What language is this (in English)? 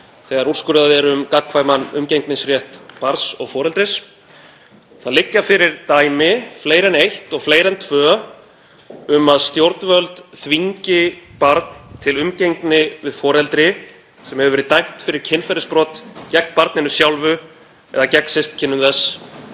Icelandic